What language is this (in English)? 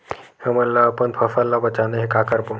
Chhattisgarhi